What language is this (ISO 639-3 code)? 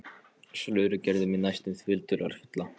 isl